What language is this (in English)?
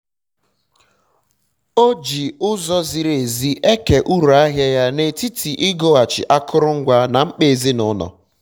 Igbo